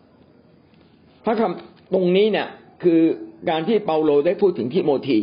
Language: Thai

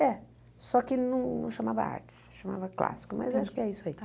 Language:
Portuguese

